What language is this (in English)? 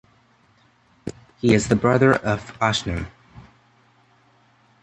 English